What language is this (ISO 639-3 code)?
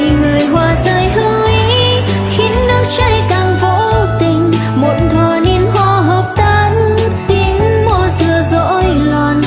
vie